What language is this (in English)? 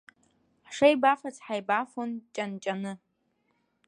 Abkhazian